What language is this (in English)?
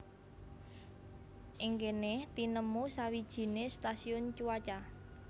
Javanese